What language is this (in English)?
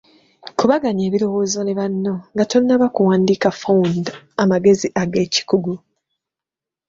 Ganda